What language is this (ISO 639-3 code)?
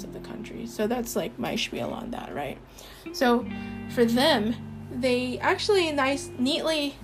eng